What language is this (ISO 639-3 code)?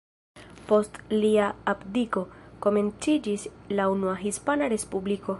epo